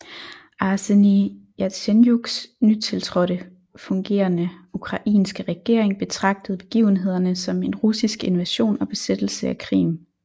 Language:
Danish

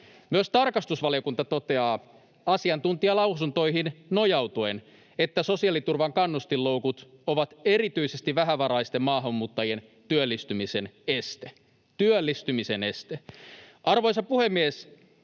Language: Finnish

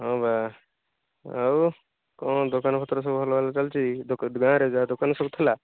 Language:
Odia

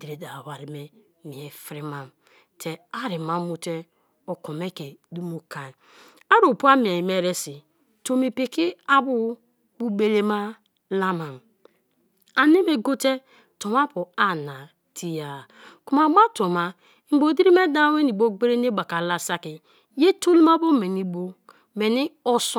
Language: Kalabari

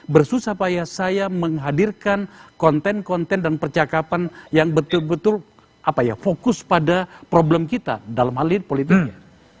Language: Indonesian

